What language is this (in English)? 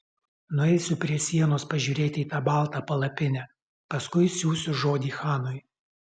Lithuanian